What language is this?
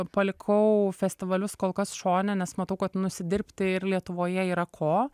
Lithuanian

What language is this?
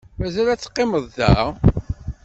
Kabyle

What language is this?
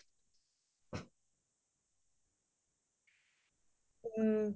Assamese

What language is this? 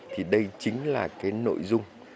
Vietnamese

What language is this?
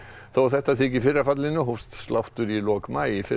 Icelandic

